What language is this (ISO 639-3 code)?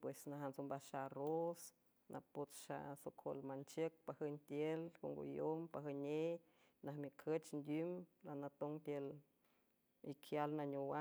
hue